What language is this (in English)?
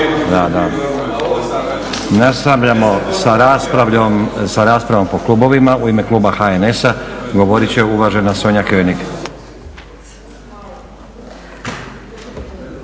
Croatian